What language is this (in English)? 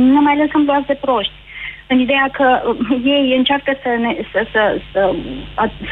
Romanian